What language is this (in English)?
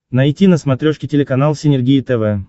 Russian